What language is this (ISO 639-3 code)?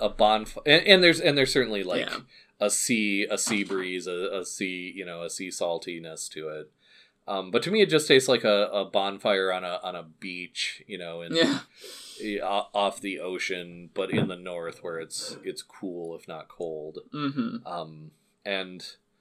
eng